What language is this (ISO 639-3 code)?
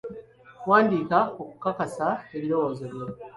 lug